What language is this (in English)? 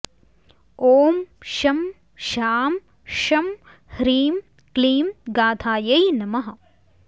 Sanskrit